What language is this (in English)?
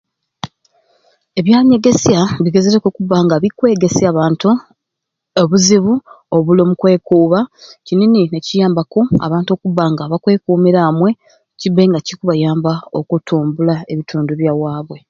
Ruuli